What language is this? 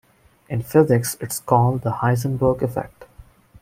English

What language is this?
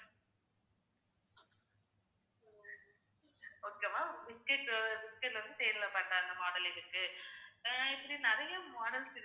Tamil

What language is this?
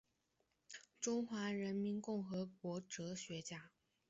Chinese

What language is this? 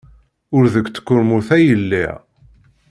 Kabyle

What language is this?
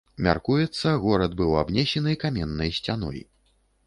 Belarusian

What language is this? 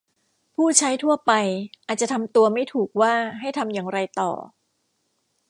Thai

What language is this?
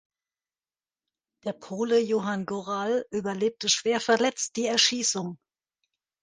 German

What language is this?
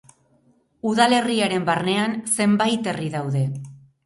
Basque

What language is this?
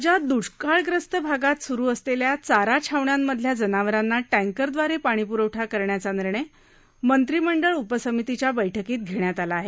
Marathi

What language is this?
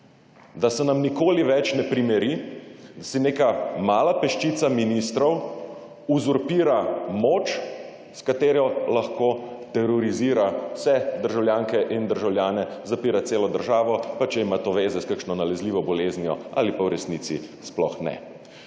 Slovenian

